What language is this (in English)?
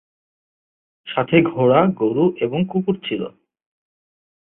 Bangla